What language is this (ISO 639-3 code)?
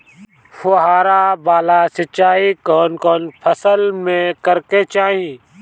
bho